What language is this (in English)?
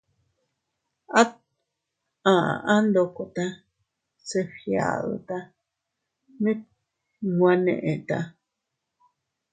Teutila Cuicatec